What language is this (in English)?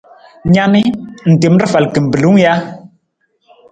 Nawdm